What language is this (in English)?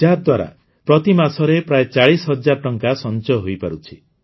Odia